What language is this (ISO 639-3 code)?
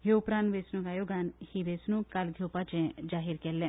kok